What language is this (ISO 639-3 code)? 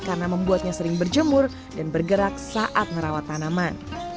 ind